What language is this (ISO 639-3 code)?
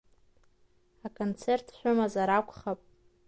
abk